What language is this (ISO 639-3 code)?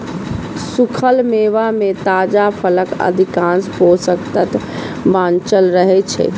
mai